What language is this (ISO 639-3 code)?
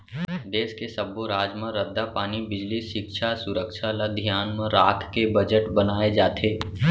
hne